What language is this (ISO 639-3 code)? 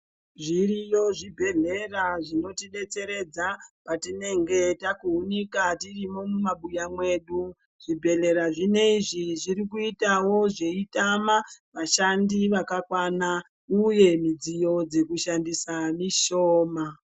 ndc